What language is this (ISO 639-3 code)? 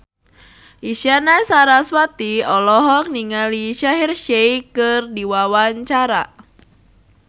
sun